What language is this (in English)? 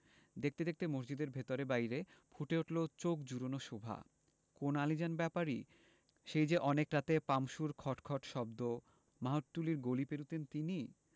Bangla